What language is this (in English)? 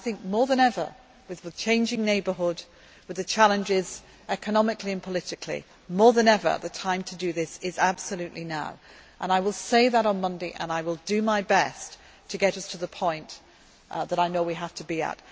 English